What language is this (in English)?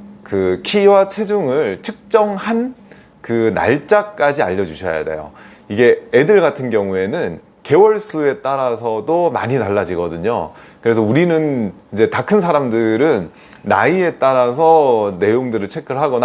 Korean